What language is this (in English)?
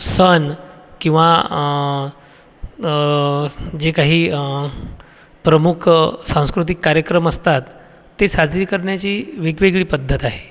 Marathi